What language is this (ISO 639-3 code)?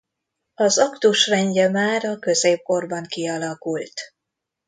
hun